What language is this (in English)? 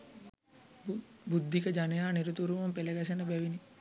Sinhala